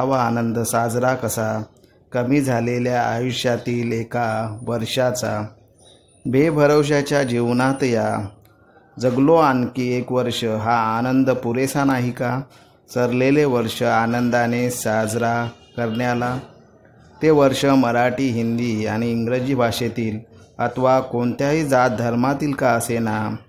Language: Marathi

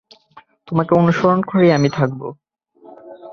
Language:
Bangla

